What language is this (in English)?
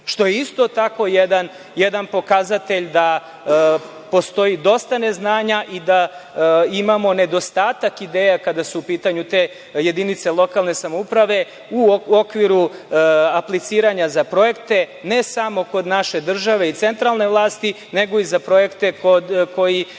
Serbian